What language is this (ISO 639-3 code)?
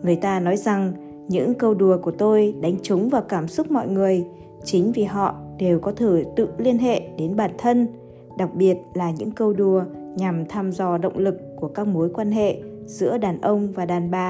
vie